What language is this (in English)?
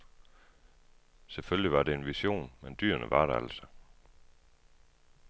Danish